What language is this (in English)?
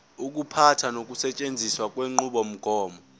Zulu